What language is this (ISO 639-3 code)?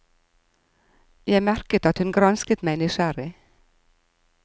nor